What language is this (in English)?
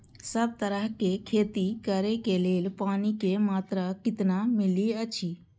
Maithili